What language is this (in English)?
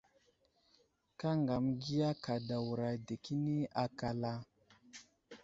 Wuzlam